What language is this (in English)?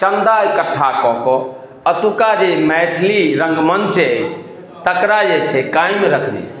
Maithili